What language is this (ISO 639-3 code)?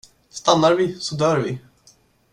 swe